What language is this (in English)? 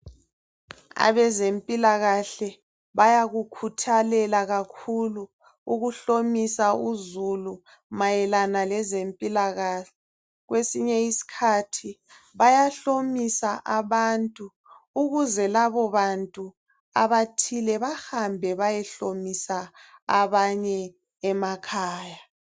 North Ndebele